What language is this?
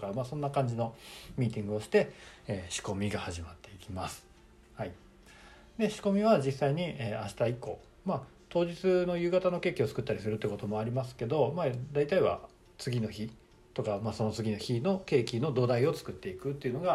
Japanese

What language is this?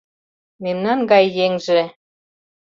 Mari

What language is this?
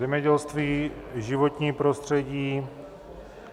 Czech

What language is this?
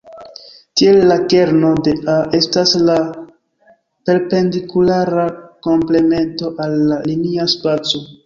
Esperanto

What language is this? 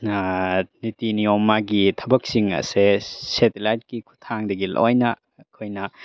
Manipuri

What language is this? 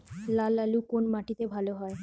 Bangla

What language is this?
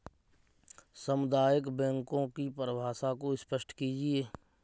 Hindi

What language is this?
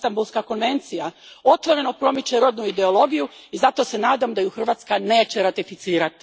Croatian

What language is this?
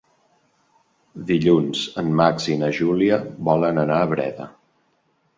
Catalan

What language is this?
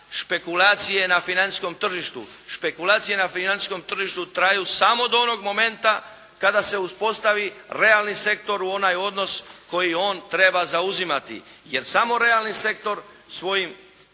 Croatian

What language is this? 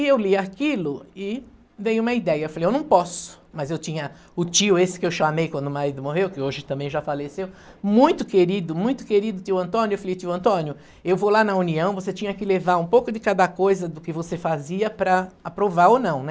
Portuguese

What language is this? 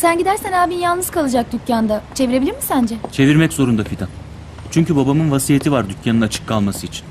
Turkish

